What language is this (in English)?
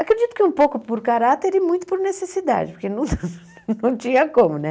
Portuguese